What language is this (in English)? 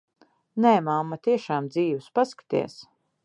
Latvian